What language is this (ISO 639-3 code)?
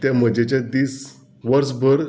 kok